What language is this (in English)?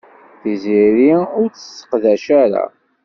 Kabyle